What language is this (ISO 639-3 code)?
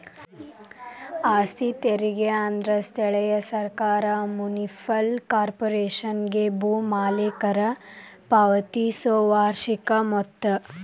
kan